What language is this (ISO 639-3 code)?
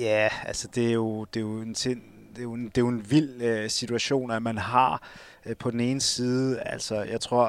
dan